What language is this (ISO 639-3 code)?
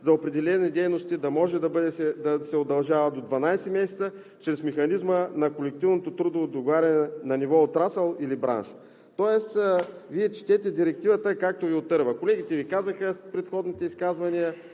bul